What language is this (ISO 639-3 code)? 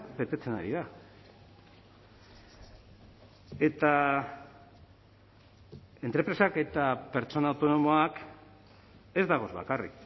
eus